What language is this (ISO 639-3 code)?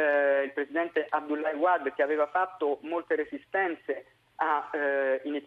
ita